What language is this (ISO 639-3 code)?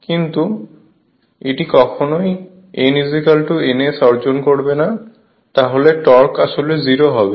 ben